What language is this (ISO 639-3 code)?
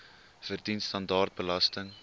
afr